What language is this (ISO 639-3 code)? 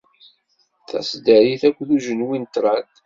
kab